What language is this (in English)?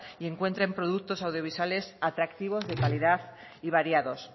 Spanish